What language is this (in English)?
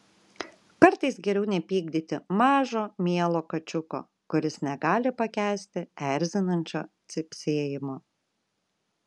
Lithuanian